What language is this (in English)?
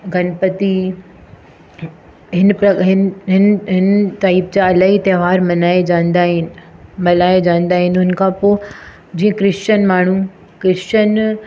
Sindhi